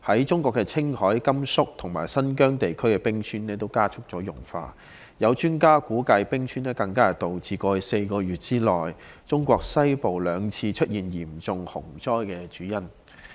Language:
Cantonese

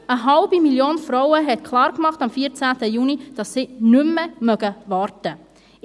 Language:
Swiss German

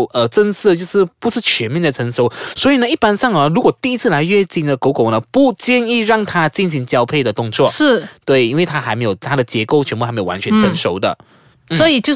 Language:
Chinese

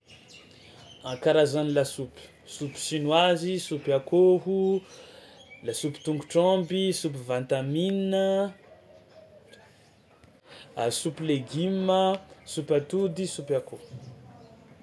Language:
Tsimihety Malagasy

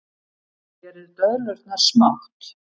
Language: Icelandic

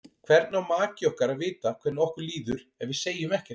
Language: Icelandic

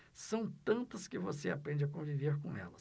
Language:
Portuguese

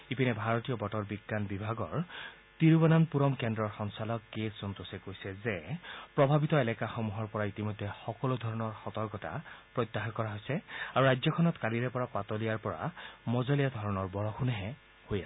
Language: Assamese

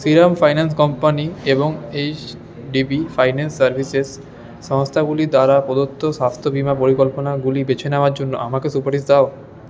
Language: Bangla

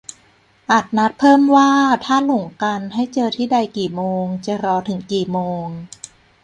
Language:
Thai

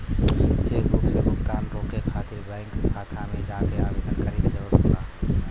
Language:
Bhojpuri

